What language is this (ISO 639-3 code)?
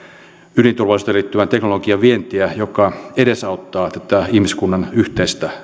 fin